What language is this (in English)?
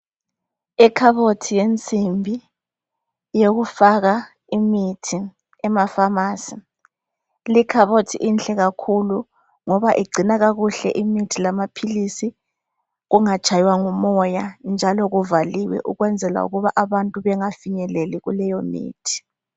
North Ndebele